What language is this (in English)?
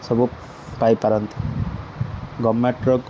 Odia